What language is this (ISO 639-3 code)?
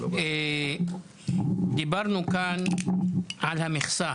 heb